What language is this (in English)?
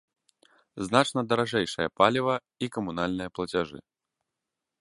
Belarusian